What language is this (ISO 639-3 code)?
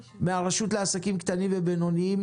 heb